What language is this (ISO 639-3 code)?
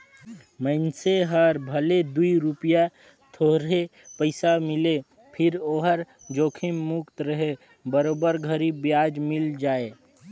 hne